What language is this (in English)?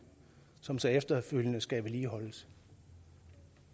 Danish